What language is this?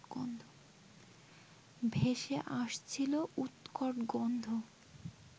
Bangla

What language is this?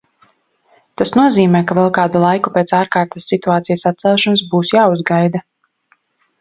Latvian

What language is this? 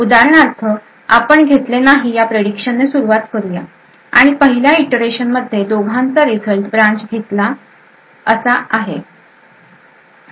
Marathi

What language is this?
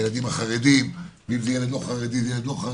Hebrew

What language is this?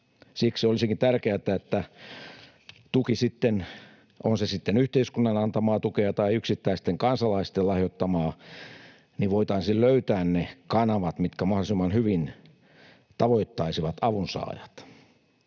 Finnish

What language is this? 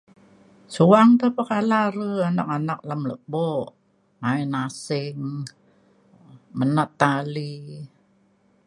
Mainstream Kenyah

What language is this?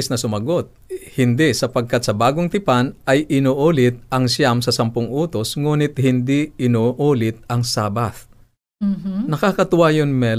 Filipino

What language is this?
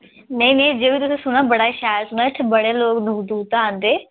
Dogri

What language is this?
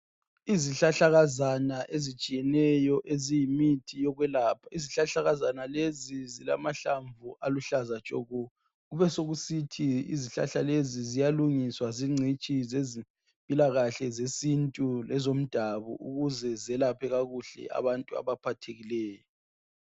North Ndebele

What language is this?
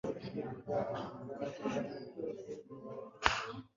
Kinyarwanda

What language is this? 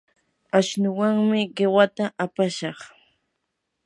Yanahuanca Pasco Quechua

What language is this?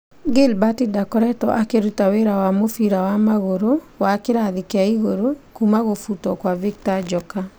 Kikuyu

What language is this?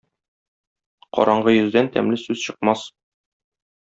Tatar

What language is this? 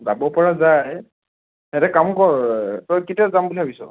Assamese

